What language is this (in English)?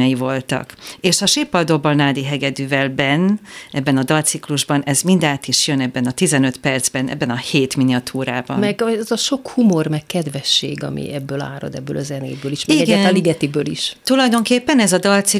Hungarian